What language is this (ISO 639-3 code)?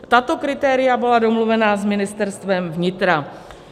ces